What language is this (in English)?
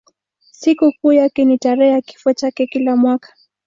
Swahili